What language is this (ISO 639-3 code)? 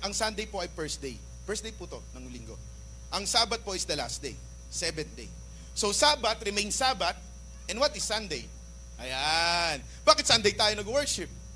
fil